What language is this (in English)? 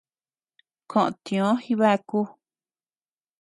Tepeuxila Cuicatec